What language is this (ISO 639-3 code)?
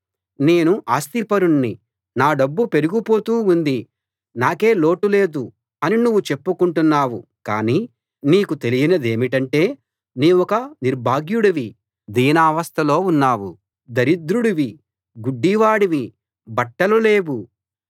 tel